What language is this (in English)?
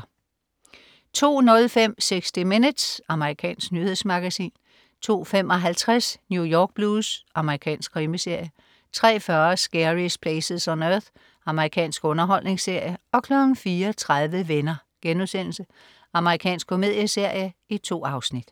Danish